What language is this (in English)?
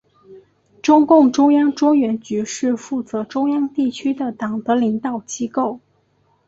Chinese